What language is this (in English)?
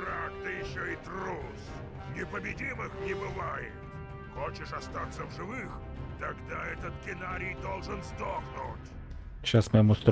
Russian